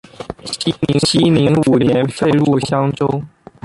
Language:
Chinese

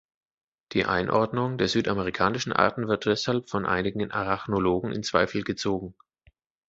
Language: German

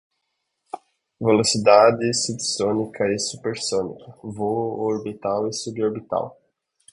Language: Portuguese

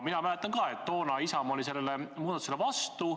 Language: Estonian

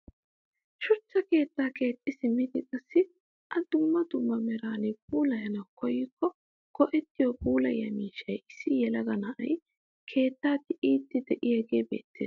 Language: Wolaytta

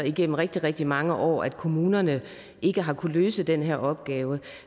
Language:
Danish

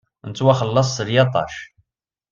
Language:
Kabyle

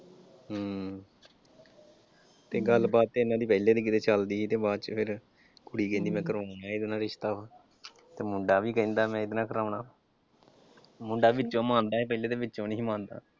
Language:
Punjabi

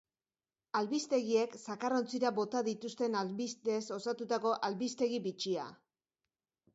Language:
Basque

